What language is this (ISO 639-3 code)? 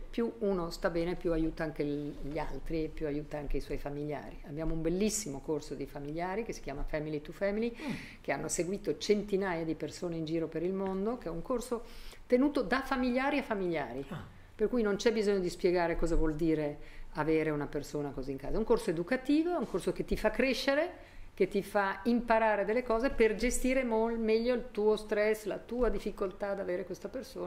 ita